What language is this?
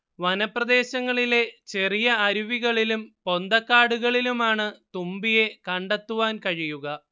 Malayalam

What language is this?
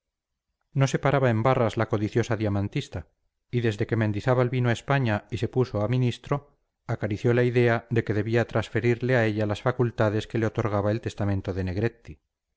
Spanish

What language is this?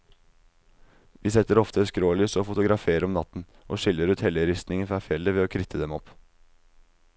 Norwegian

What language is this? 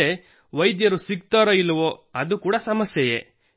Kannada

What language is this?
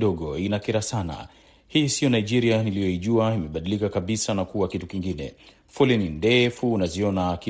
Swahili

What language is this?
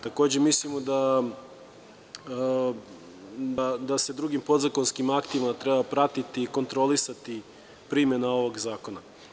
Serbian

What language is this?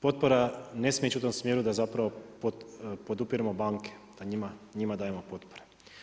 Croatian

